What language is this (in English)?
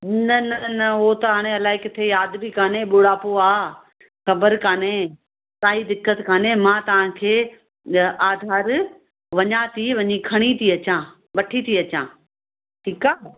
Sindhi